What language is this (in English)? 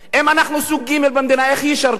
Hebrew